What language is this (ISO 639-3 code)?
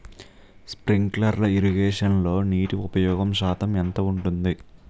tel